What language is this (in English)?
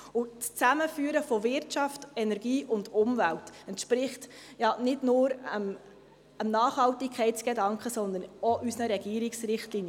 Swiss German